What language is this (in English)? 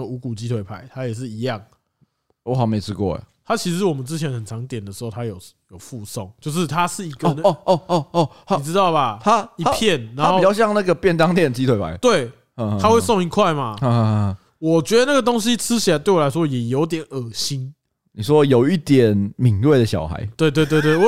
Chinese